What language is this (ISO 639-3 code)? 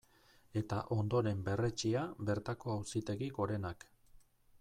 eus